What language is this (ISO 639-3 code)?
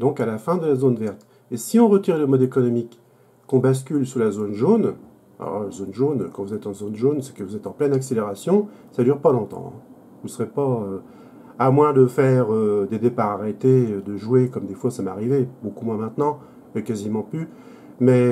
fra